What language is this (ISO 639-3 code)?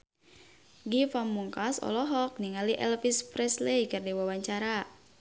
sun